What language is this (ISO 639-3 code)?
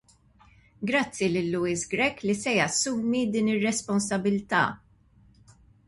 mlt